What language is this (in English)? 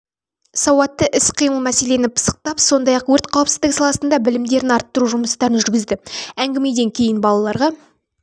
Kazakh